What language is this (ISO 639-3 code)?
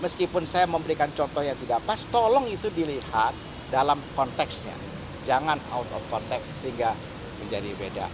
ind